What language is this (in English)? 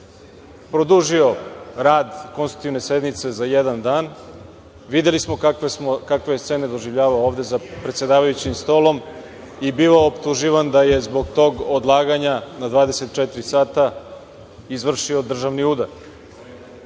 Serbian